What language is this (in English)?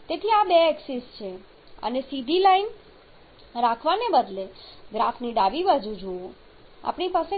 Gujarati